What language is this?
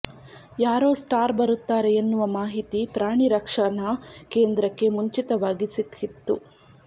Kannada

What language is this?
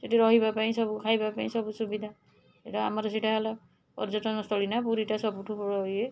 Odia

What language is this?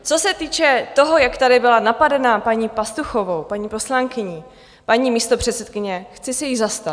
Czech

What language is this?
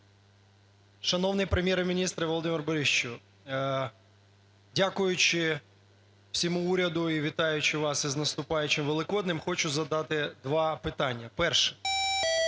Ukrainian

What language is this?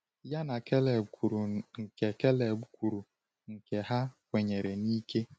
Igbo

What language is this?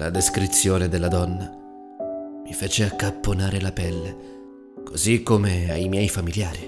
Italian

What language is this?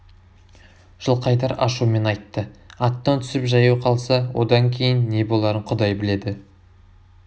Kazakh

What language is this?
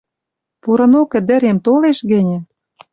Western Mari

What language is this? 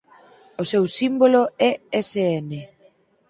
Galician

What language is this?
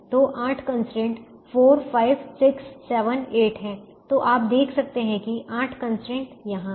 Hindi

